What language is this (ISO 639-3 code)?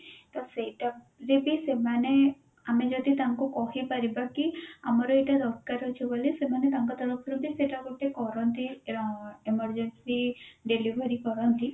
ori